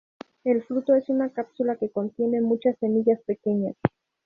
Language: Spanish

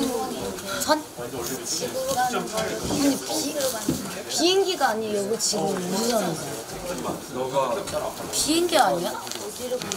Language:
Korean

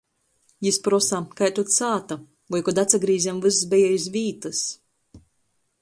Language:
Latgalian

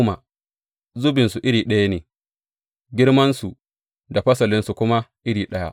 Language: Hausa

